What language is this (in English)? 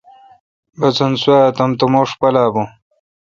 Kalkoti